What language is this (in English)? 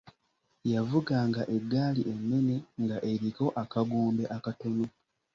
Ganda